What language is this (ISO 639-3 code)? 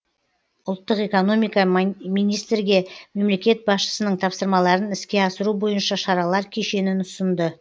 kaz